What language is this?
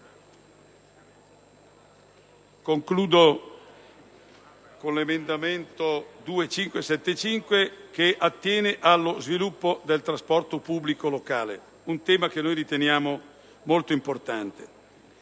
Italian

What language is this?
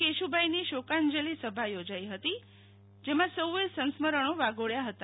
Gujarati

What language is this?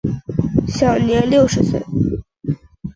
Chinese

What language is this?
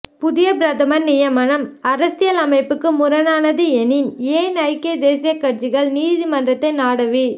Tamil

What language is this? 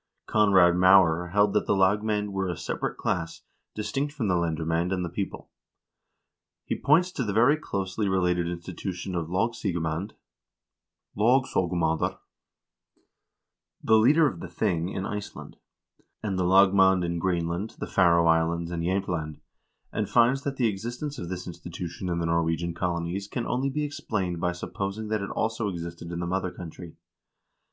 English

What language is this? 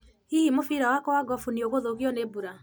Kikuyu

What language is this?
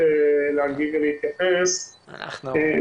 Hebrew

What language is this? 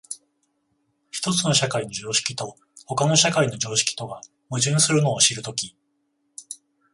Japanese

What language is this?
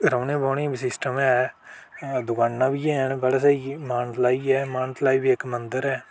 Dogri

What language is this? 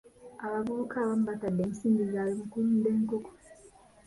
Ganda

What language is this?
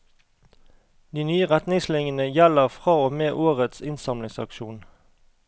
Norwegian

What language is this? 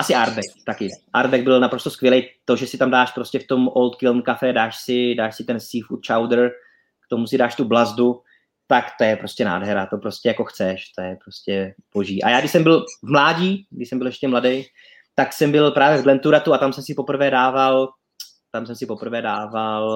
Czech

